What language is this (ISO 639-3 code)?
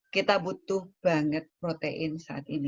ind